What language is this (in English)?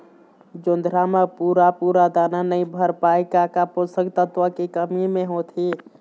Chhattisgarhi